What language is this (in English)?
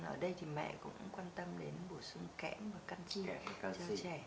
Vietnamese